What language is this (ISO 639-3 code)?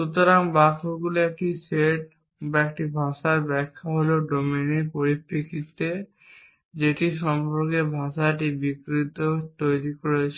ben